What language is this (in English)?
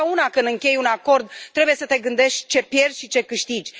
Romanian